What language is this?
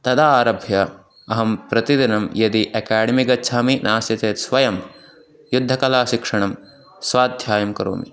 Sanskrit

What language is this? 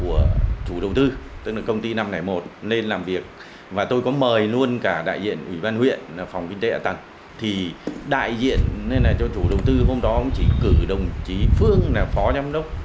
Vietnamese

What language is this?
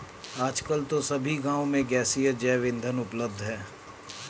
Hindi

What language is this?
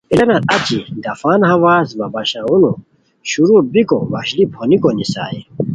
Khowar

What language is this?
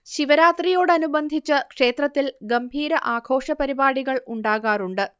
Malayalam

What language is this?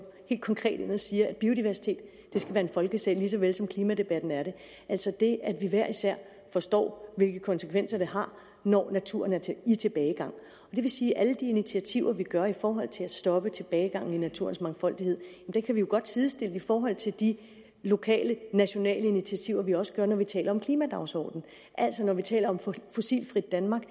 Danish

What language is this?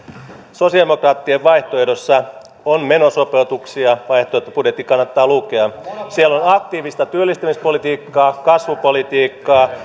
Finnish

